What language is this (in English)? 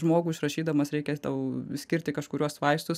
Lithuanian